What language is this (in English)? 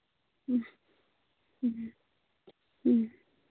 Santali